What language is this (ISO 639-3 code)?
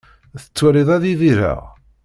kab